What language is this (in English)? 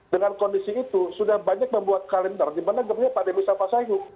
Indonesian